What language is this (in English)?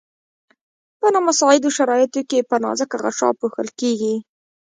Pashto